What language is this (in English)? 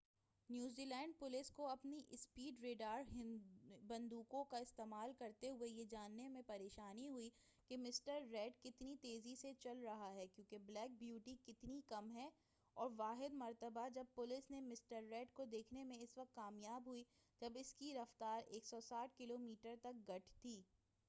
Urdu